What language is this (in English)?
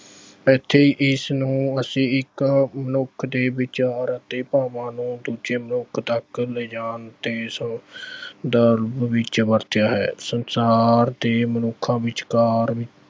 Punjabi